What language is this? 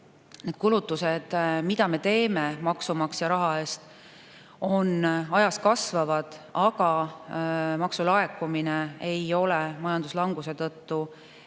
Estonian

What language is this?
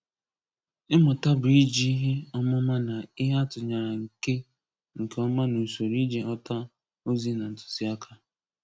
Igbo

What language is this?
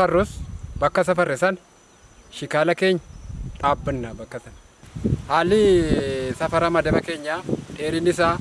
Indonesian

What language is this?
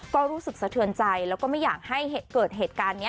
Thai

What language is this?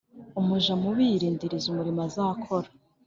Kinyarwanda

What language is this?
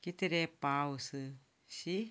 Konkani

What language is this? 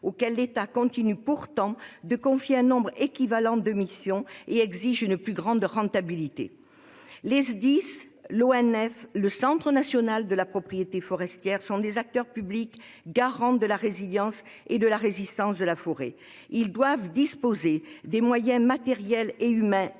French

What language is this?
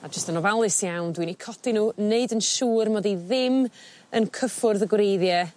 Welsh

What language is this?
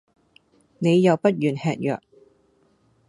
Cantonese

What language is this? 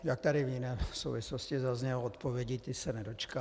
Czech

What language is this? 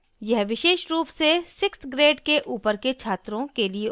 Hindi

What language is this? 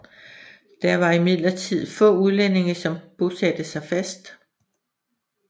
Danish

